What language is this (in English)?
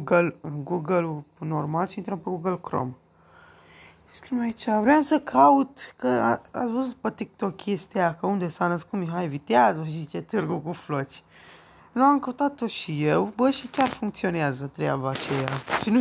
Romanian